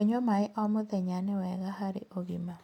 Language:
Kikuyu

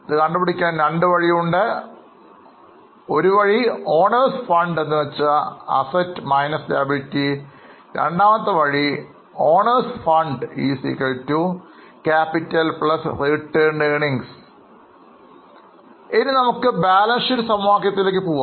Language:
Malayalam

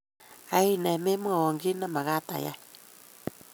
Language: Kalenjin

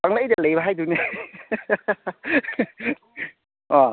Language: Manipuri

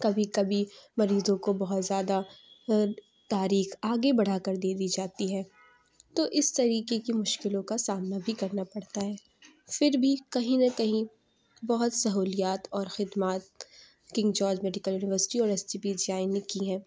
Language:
Urdu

